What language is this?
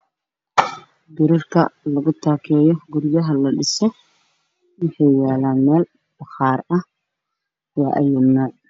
Somali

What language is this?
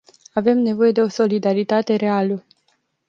Romanian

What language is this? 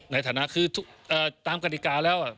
Thai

